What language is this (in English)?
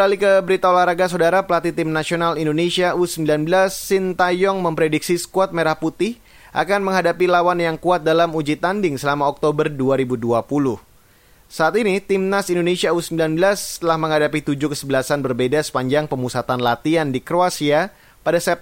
Indonesian